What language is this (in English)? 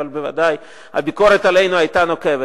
Hebrew